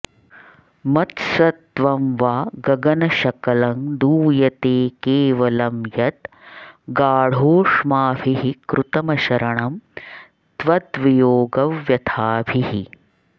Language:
Sanskrit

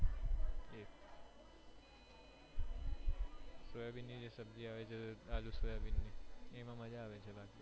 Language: Gujarati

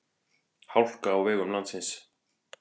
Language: Icelandic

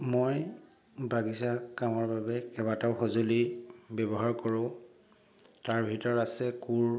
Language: Assamese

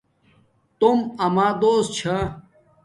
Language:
Domaaki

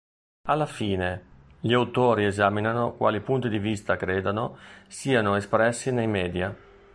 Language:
Italian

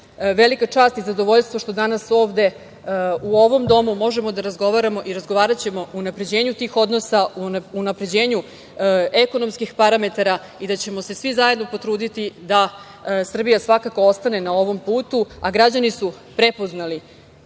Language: Serbian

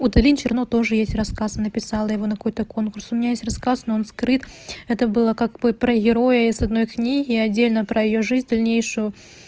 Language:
Russian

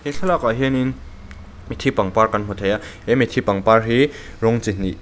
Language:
Mizo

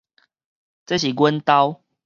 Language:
Min Nan Chinese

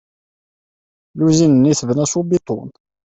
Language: Kabyle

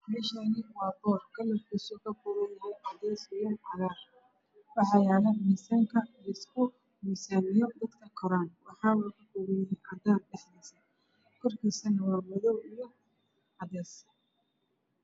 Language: Somali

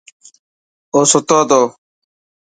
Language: Dhatki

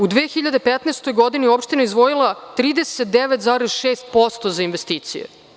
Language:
Serbian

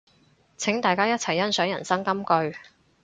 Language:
Cantonese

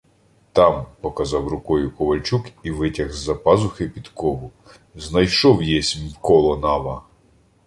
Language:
Ukrainian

